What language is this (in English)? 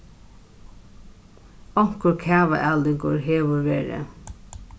Faroese